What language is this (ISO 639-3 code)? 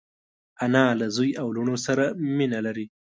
pus